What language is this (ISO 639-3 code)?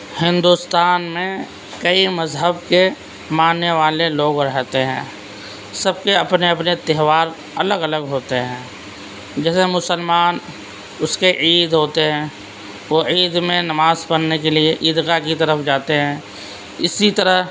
urd